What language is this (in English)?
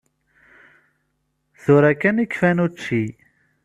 Kabyle